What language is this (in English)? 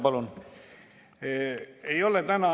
Estonian